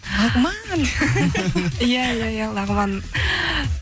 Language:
Kazakh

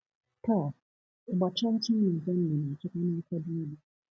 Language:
Igbo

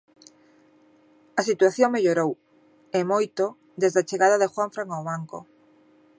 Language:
Galician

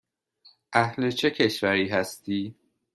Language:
Persian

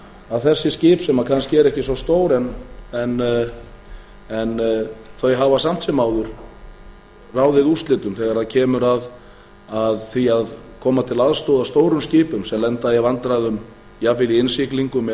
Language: Icelandic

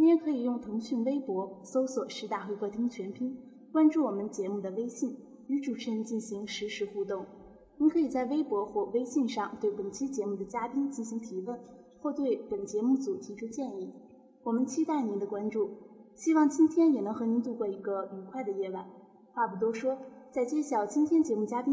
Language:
Chinese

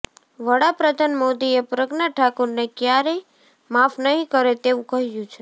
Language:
Gujarati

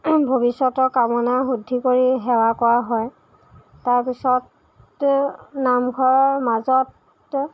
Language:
Assamese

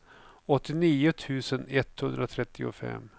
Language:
Swedish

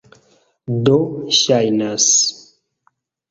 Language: Esperanto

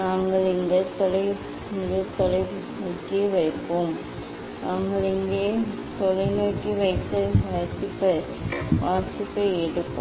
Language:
Tamil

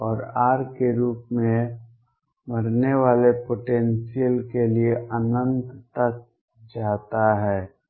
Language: Hindi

